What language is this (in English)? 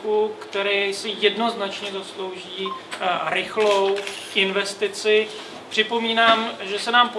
Czech